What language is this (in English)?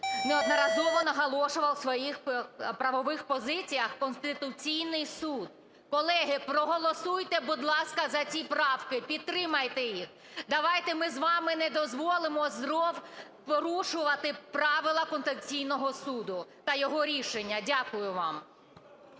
Ukrainian